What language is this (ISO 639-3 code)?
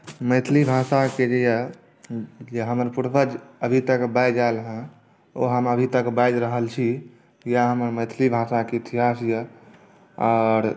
mai